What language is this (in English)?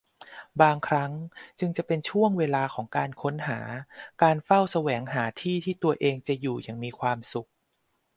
Thai